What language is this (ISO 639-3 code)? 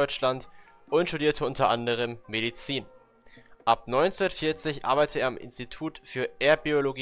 deu